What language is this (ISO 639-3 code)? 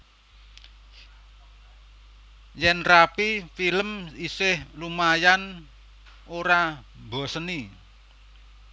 jav